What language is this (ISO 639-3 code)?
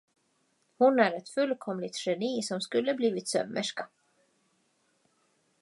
swe